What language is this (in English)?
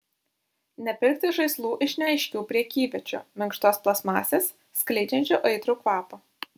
Lithuanian